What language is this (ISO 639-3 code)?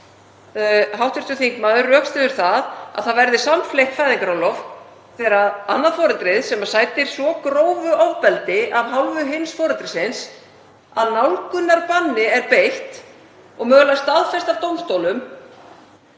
isl